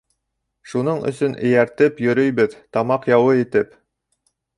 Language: Bashkir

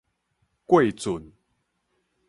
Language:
Min Nan Chinese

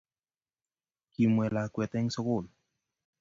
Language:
Kalenjin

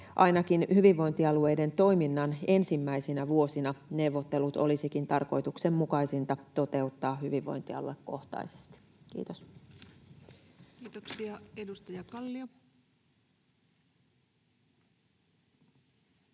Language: Finnish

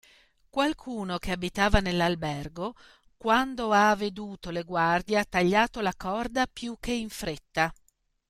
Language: Italian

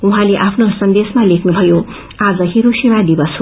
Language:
Nepali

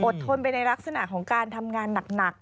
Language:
Thai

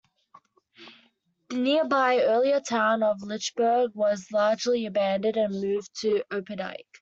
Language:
English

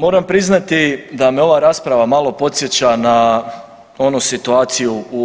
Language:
Croatian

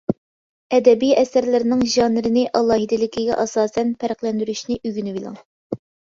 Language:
Uyghur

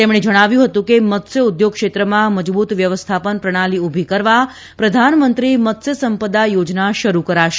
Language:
Gujarati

